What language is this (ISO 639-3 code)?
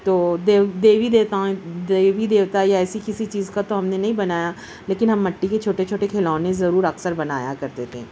urd